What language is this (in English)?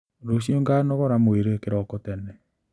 Kikuyu